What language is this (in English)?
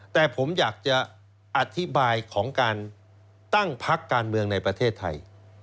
Thai